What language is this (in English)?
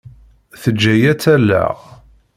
Kabyle